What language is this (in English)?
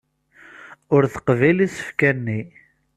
Kabyle